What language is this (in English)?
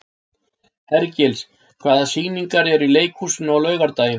Icelandic